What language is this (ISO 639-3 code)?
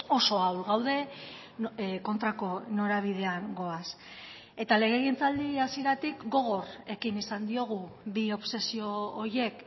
eus